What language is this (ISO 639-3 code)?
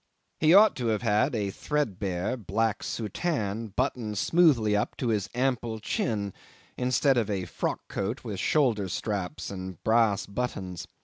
eng